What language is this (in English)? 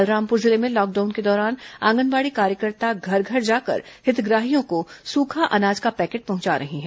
Hindi